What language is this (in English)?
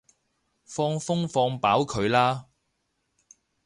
Cantonese